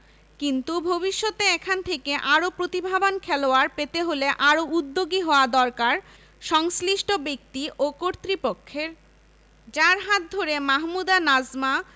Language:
Bangla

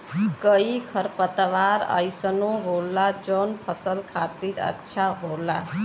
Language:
Bhojpuri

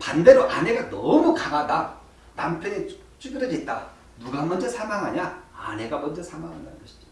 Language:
Korean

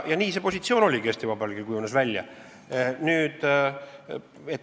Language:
Estonian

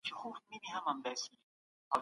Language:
Pashto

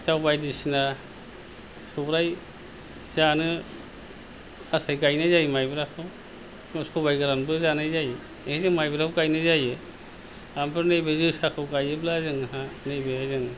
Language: Bodo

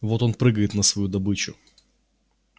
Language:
Russian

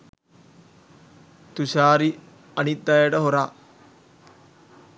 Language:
Sinhala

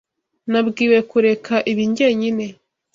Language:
Kinyarwanda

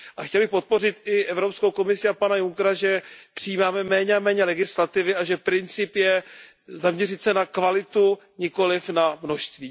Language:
Czech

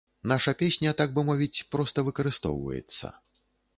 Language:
Belarusian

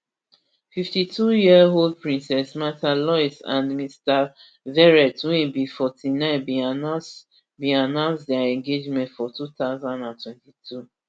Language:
Nigerian Pidgin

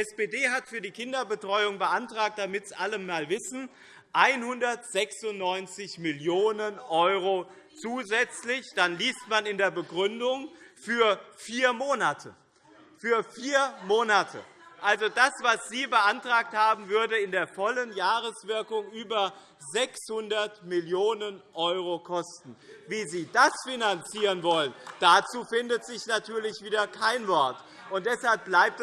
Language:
German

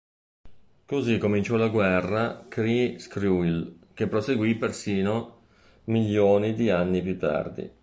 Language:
Italian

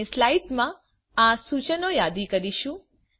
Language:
Gujarati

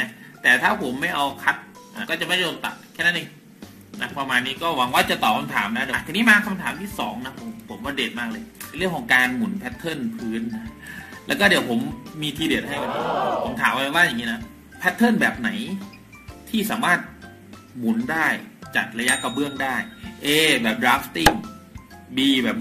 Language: Thai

